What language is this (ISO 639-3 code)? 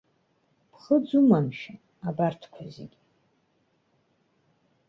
abk